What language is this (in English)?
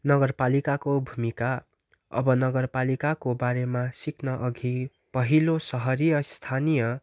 Nepali